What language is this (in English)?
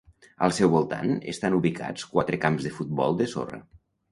Catalan